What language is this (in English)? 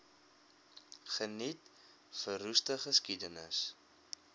Afrikaans